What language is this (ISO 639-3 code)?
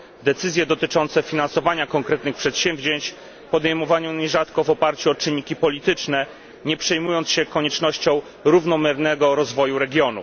pol